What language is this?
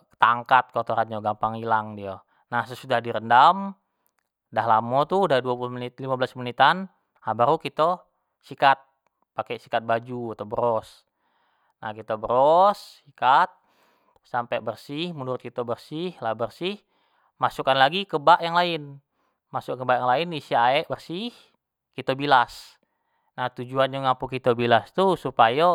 Jambi Malay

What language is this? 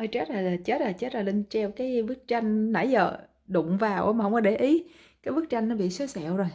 Vietnamese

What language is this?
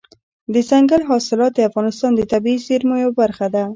Pashto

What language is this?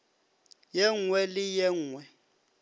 Northern Sotho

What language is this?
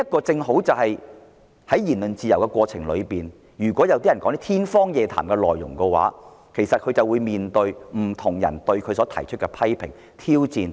Cantonese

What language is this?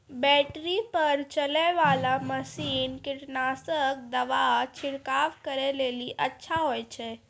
Maithili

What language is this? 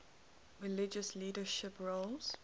English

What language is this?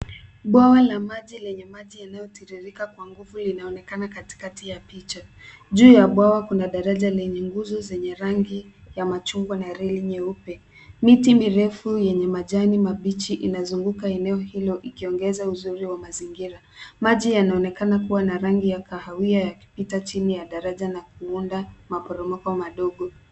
Swahili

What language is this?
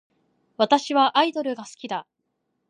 Japanese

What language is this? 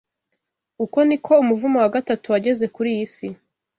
Kinyarwanda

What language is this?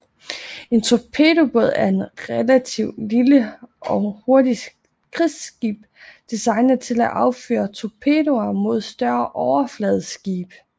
Danish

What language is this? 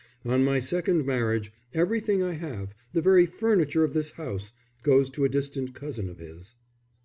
English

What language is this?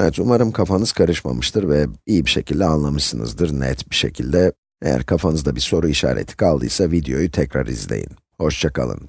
Turkish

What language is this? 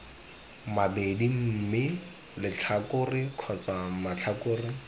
Tswana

